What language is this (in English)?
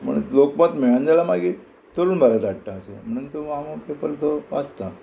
Konkani